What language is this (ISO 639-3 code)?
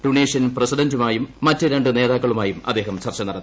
mal